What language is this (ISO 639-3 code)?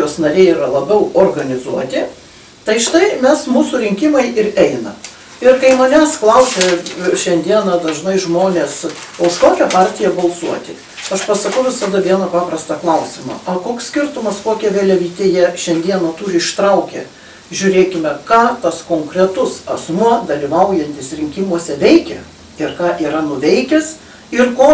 lit